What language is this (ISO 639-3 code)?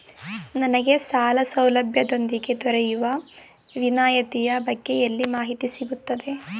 kan